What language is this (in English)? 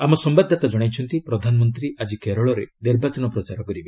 Odia